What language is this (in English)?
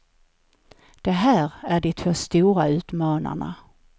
Swedish